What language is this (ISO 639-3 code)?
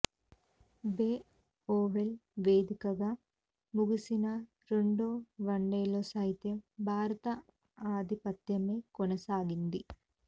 tel